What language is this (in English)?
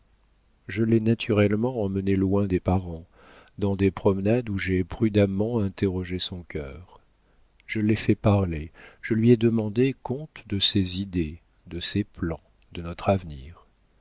French